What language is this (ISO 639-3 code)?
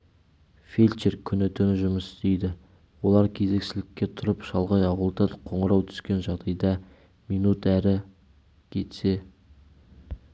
kaz